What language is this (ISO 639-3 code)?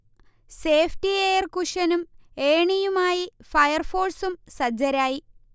mal